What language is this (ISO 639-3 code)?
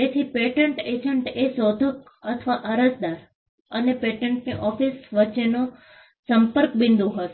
guj